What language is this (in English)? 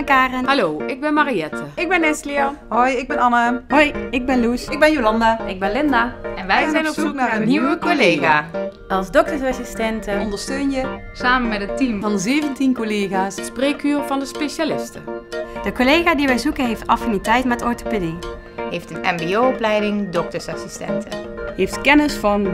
Dutch